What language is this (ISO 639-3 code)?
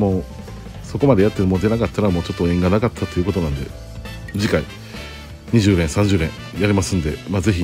jpn